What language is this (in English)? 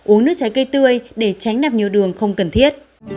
Vietnamese